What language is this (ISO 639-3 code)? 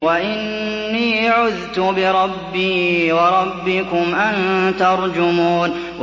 ara